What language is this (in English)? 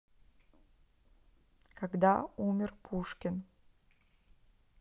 Russian